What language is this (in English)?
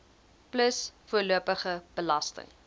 Afrikaans